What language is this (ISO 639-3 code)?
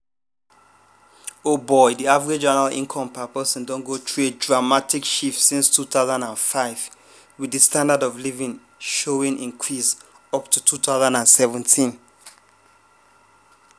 pcm